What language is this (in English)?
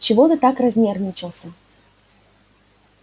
Russian